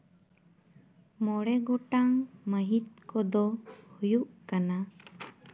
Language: Santali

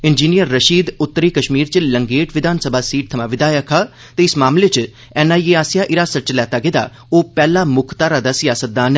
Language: Dogri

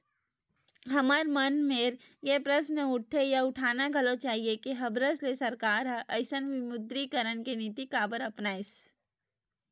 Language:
Chhattisgarhi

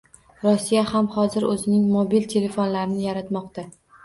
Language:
Uzbek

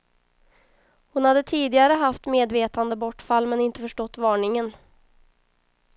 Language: Swedish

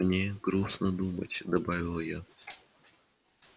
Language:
Russian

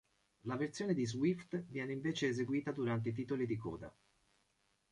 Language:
Italian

